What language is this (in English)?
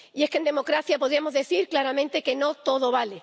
Spanish